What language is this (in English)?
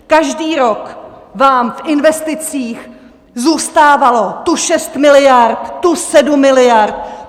Czech